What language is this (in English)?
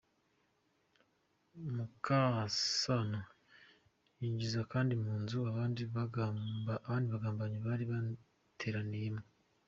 Kinyarwanda